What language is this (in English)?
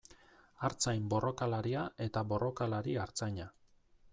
Basque